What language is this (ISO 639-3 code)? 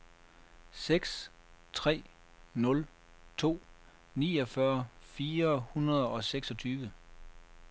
dan